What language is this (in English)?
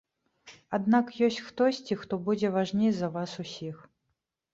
Belarusian